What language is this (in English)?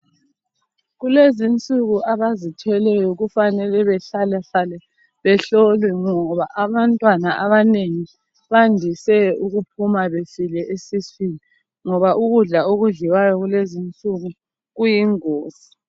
North Ndebele